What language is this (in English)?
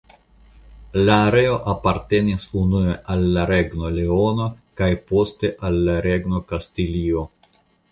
Esperanto